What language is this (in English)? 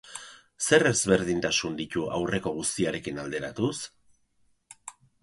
Basque